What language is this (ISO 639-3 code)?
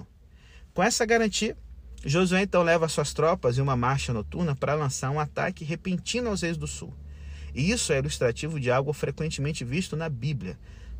por